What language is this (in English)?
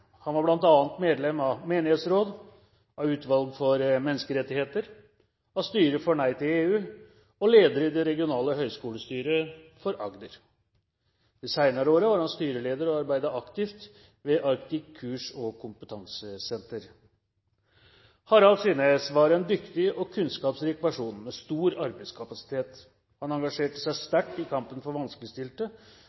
Norwegian Bokmål